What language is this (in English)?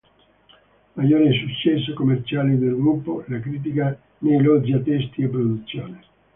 Italian